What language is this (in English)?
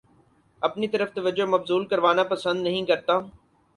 Urdu